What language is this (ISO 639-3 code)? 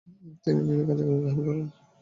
ben